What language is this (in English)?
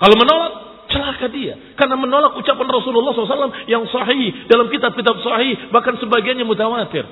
Indonesian